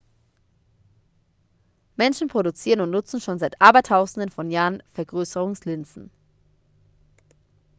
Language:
German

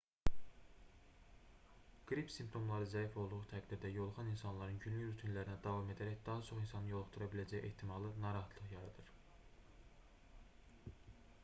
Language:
Azerbaijani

